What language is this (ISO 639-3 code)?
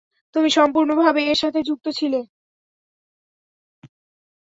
ben